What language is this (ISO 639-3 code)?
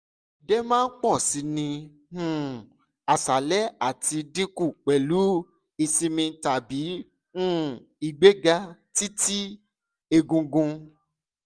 yor